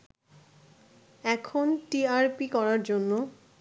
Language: Bangla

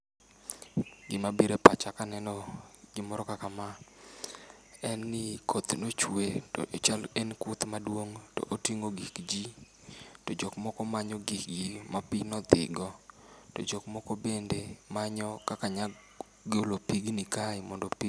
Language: Luo (Kenya and Tanzania)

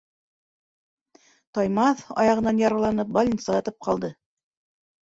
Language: Bashkir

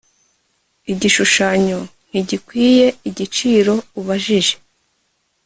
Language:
Kinyarwanda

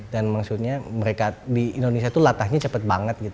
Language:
Indonesian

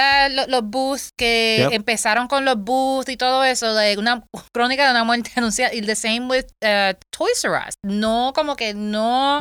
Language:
Spanish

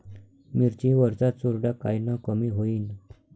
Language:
Marathi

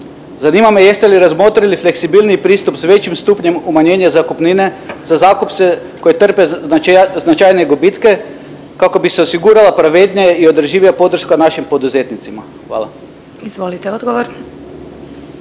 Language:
Croatian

